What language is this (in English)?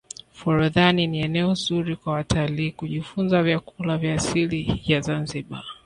Swahili